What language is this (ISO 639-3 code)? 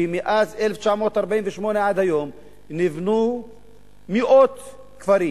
heb